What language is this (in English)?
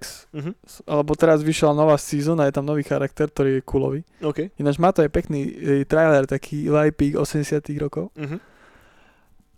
Slovak